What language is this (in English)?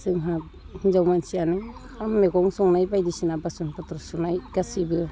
Bodo